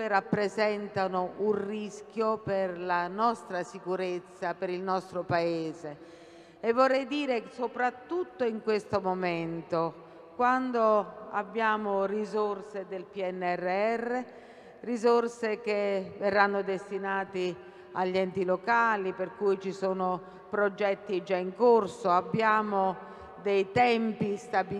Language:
Italian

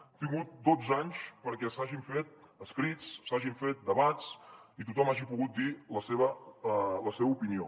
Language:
Catalan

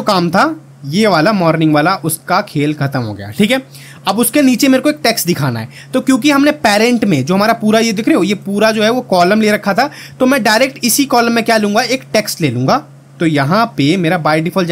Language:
Hindi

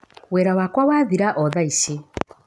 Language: Kikuyu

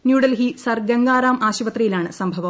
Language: Malayalam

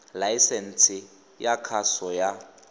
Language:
Tswana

